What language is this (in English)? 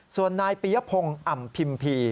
Thai